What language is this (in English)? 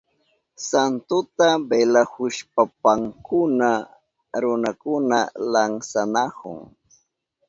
Southern Pastaza Quechua